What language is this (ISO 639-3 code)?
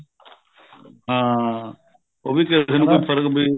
pan